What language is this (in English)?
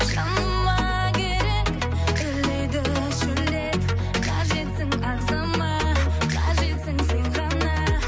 Kazakh